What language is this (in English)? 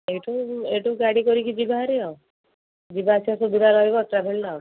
Odia